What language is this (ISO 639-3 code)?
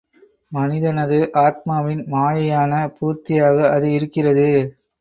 tam